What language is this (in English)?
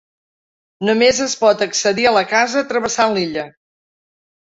Catalan